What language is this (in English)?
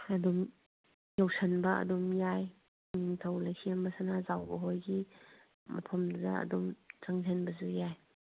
Manipuri